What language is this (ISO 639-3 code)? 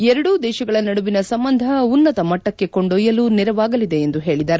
kan